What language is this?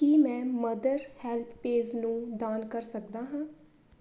Punjabi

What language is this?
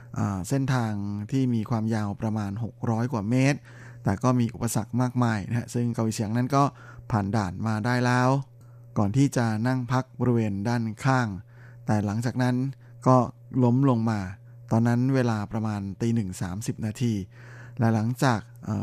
Thai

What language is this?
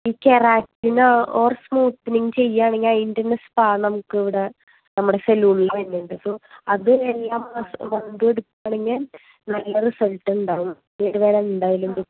Malayalam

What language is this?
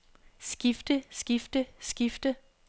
Danish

